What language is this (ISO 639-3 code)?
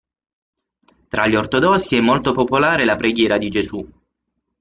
ita